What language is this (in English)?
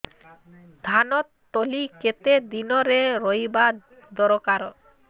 Odia